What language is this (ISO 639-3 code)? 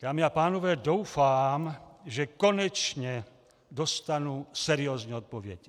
ces